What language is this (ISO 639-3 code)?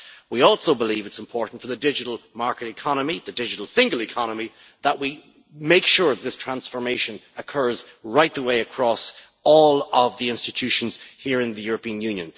eng